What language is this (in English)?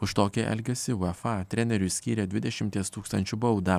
Lithuanian